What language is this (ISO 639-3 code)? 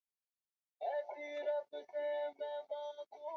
swa